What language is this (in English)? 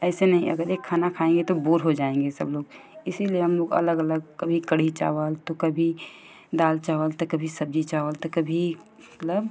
Hindi